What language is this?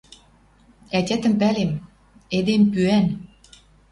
Western Mari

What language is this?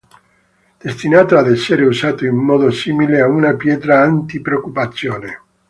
Italian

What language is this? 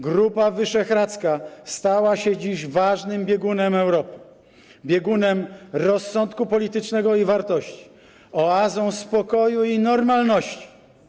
Polish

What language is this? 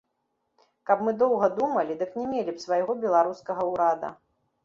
Belarusian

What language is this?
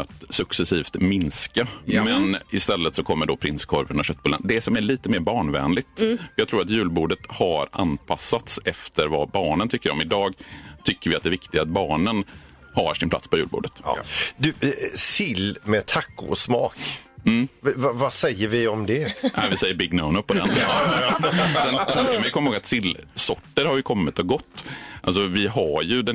Swedish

